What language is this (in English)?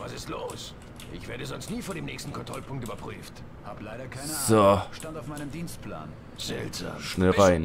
German